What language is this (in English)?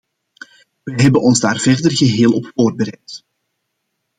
Dutch